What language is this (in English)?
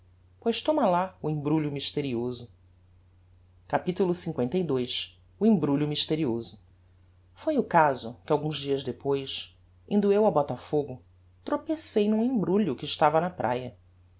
Portuguese